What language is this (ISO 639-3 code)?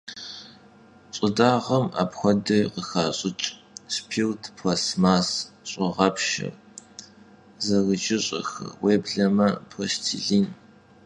kbd